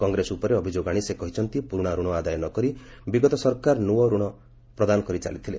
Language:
Odia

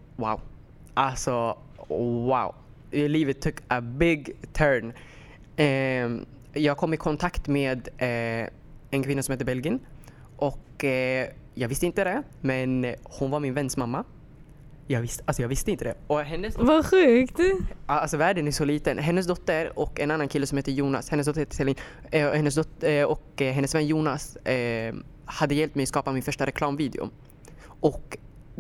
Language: Swedish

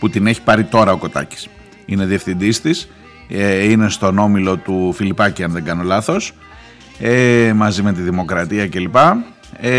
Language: Greek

